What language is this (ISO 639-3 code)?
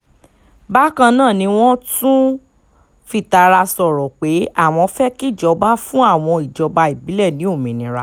yor